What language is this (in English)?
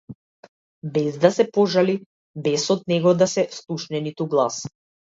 Macedonian